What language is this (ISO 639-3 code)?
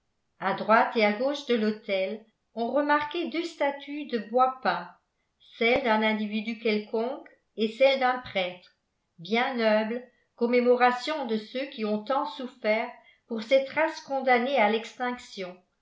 fra